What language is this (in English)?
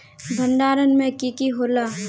Magahi